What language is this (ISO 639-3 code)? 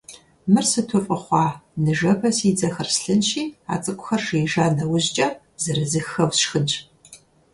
kbd